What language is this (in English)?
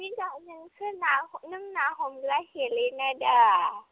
Bodo